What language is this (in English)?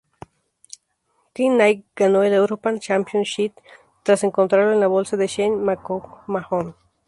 Spanish